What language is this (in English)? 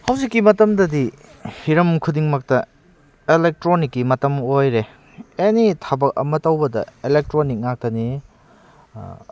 Manipuri